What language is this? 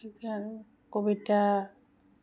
Assamese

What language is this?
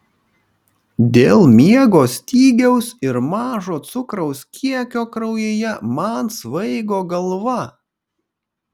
Lithuanian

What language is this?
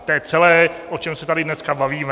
Czech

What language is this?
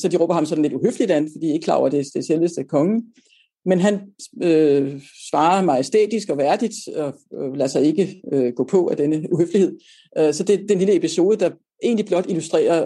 Danish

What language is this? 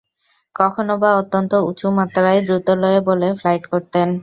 Bangla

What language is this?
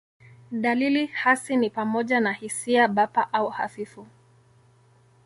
Swahili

